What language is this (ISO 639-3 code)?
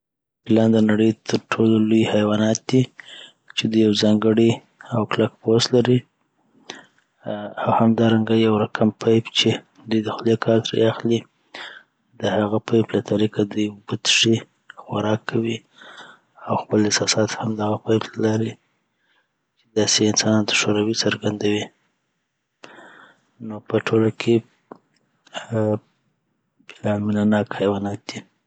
pbt